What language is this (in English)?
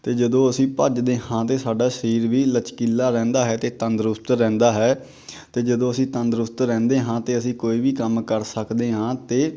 Punjabi